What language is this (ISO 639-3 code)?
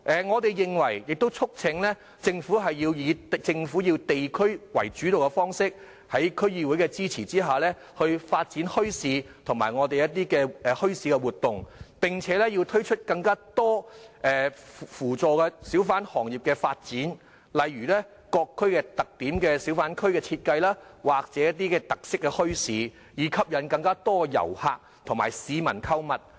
yue